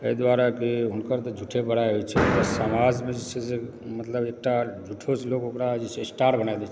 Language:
Maithili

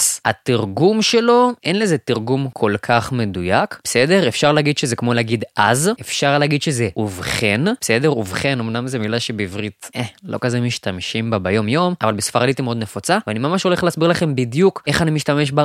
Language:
Hebrew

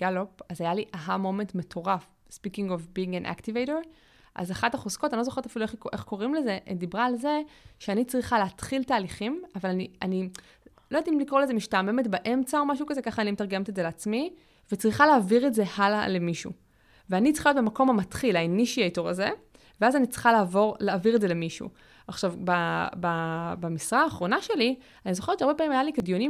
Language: Hebrew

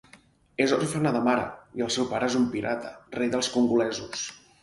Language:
Catalan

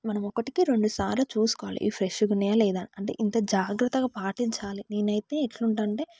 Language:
Telugu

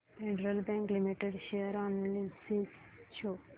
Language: Marathi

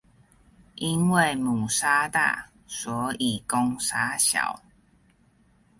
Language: Chinese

